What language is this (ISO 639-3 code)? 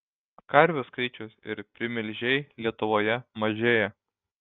lit